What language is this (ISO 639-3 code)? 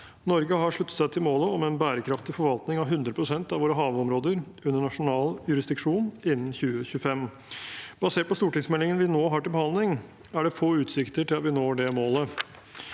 nor